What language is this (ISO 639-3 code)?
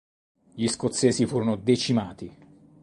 ita